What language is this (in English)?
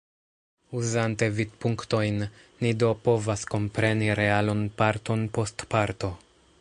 Esperanto